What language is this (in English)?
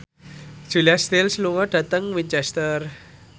Javanese